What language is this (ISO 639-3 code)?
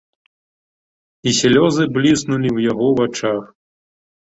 bel